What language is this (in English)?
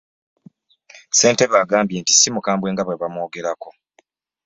Ganda